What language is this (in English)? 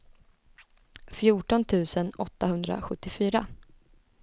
Swedish